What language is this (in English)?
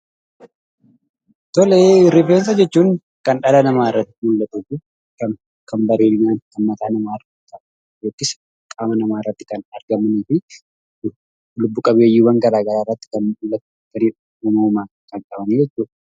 Oromo